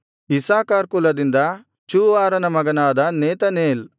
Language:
Kannada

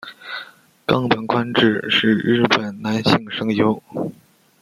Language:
Chinese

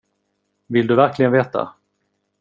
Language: Swedish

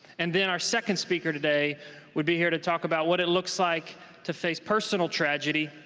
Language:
English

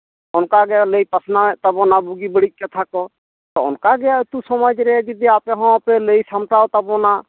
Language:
Santali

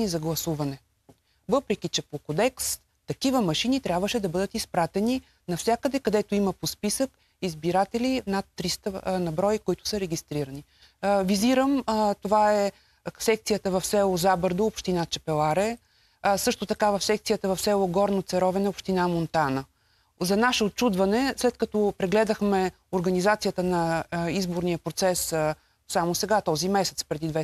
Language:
Bulgarian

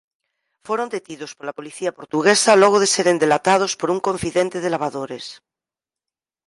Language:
Galician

